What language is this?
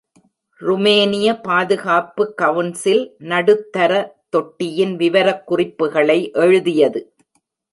Tamil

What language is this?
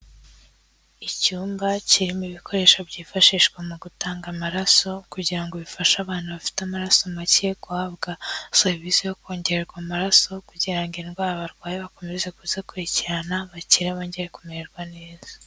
Kinyarwanda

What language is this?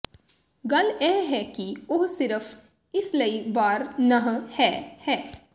Punjabi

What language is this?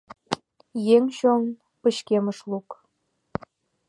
Mari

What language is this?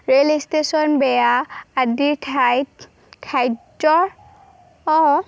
Assamese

